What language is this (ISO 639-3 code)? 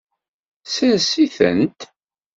kab